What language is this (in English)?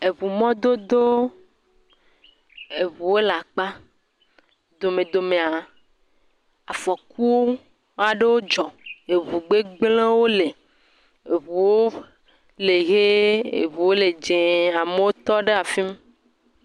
Ewe